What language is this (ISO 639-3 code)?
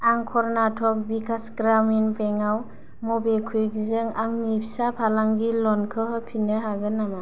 brx